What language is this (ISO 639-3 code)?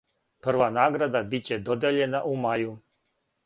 srp